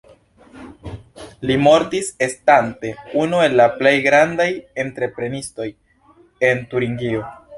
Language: Esperanto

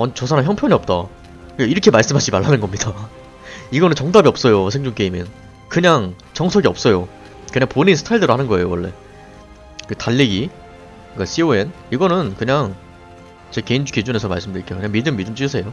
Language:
Korean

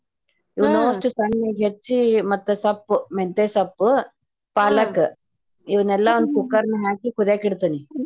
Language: Kannada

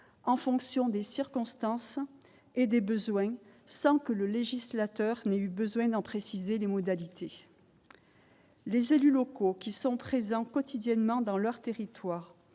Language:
French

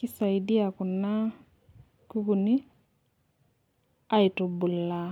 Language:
Masai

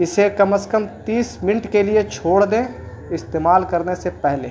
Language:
Urdu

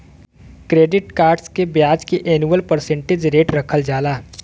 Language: Bhojpuri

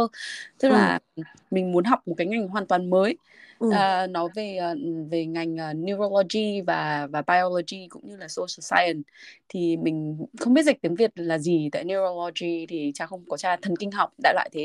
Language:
Vietnamese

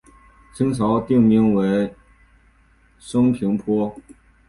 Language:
Chinese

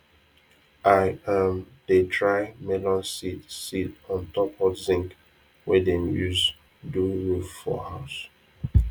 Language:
Nigerian Pidgin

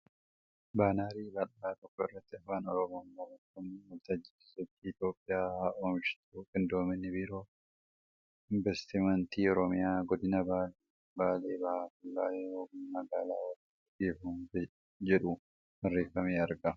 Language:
Oromo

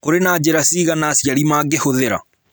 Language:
Kikuyu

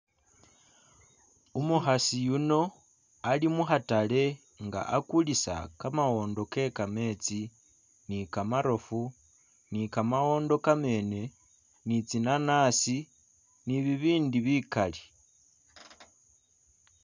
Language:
Masaaba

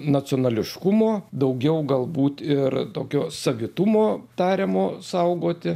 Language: Lithuanian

